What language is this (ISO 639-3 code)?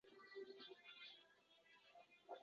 uzb